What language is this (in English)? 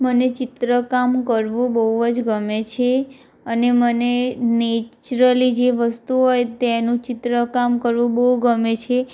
Gujarati